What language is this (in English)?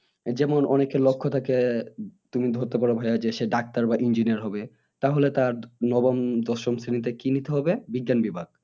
Bangla